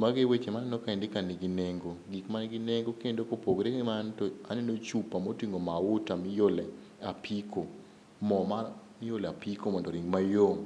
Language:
Luo (Kenya and Tanzania)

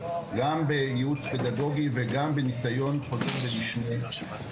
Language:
Hebrew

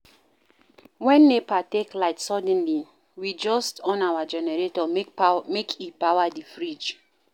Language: Nigerian Pidgin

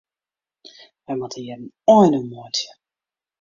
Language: Western Frisian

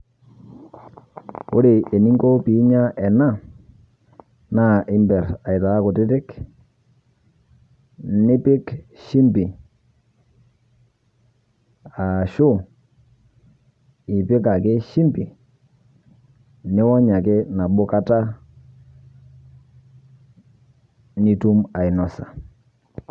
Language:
Masai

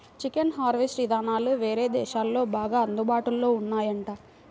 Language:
Telugu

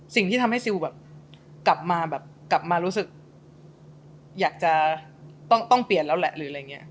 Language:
Thai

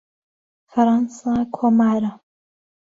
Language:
Central Kurdish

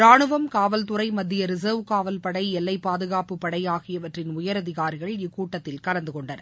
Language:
Tamil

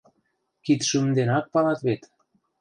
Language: Mari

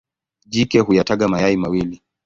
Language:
Swahili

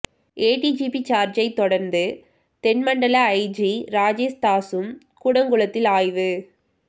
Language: Tamil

